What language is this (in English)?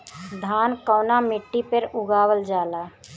Bhojpuri